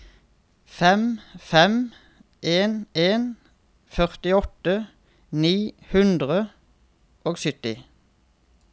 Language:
Norwegian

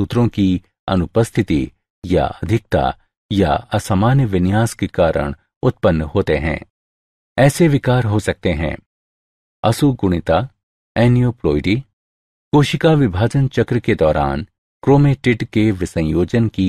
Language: Hindi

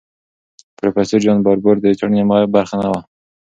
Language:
Pashto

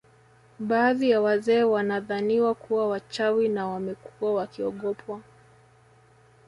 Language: Swahili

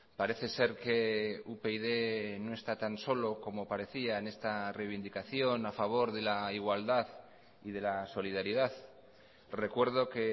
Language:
Spanish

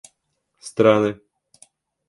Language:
Russian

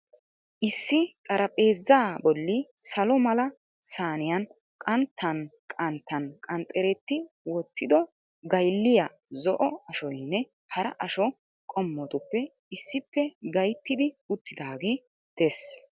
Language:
Wolaytta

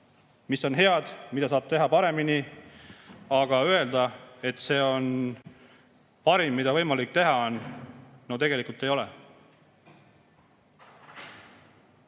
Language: Estonian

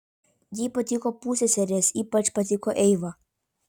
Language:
Lithuanian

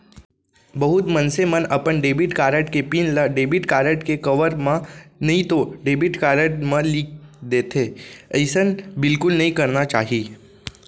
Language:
Chhattisgarhi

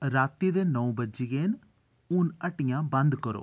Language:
Dogri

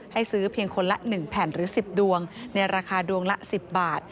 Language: Thai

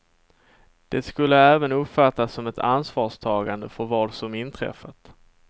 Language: Swedish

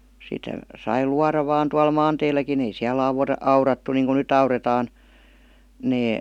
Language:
Finnish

